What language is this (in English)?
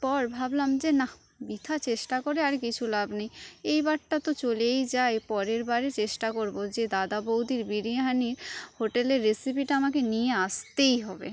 Bangla